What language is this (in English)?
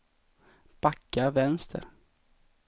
Swedish